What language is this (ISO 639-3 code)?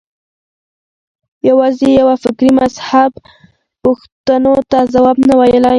pus